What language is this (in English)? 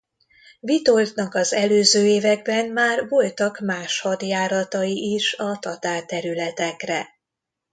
Hungarian